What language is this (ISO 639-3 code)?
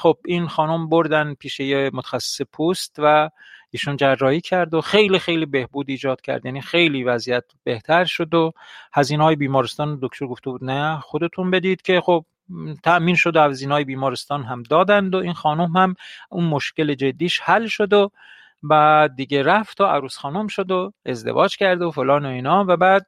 fas